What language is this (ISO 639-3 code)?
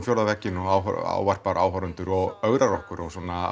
isl